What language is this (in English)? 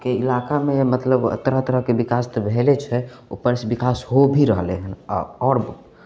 Maithili